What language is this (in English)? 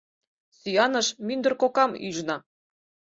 Mari